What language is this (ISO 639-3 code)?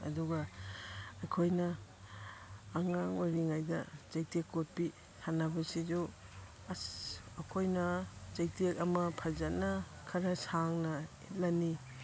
mni